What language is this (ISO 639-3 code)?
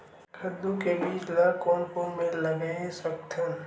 hne